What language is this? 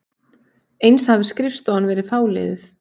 Icelandic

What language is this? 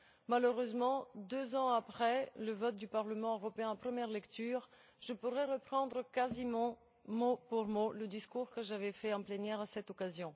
French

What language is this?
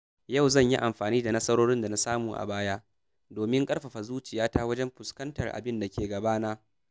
Hausa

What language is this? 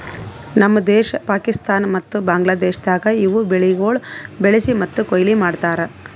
Kannada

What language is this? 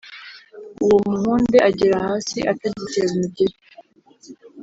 Kinyarwanda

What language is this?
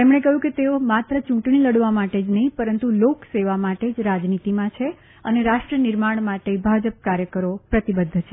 Gujarati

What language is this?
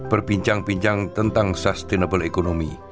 Indonesian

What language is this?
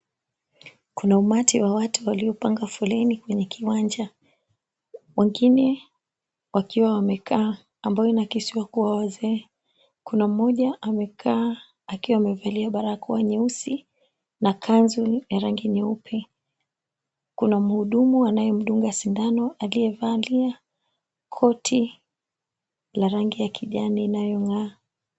Swahili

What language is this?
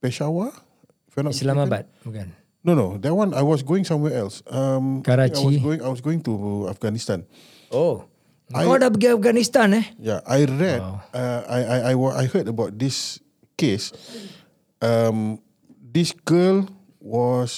Malay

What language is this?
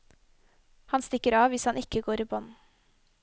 Norwegian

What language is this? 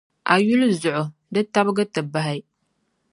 Dagbani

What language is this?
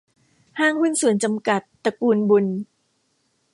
Thai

